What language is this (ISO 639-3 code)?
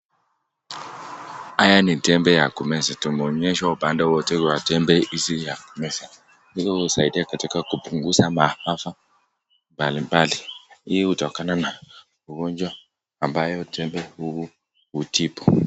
swa